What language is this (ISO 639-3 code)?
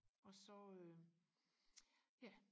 dan